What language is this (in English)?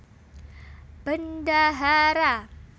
Javanese